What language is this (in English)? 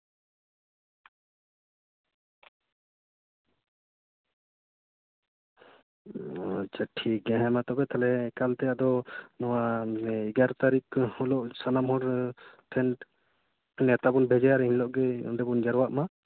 Santali